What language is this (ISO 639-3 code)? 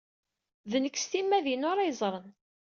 kab